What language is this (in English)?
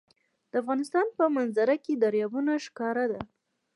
Pashto